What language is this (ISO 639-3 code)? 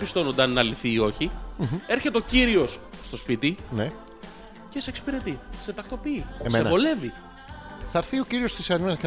ell